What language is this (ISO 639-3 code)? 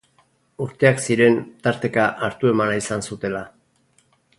eus